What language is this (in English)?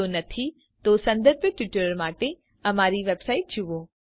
Gujarati